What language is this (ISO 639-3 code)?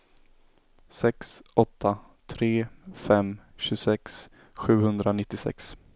swe